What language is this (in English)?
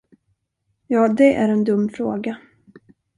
Swedish